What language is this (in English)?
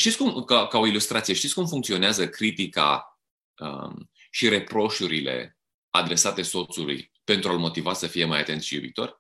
Romanian